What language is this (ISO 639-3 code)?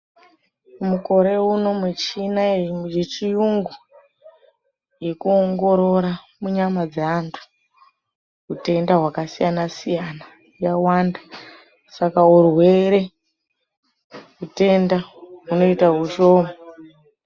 ndc